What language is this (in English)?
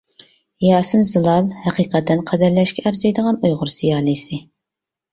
Uyghur